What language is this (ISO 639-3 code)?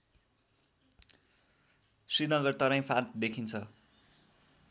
nep